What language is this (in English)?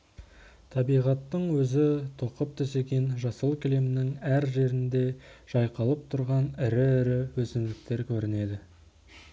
Kazakh